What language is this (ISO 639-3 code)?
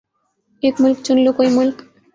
urd